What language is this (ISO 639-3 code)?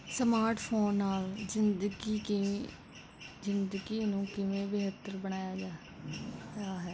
pan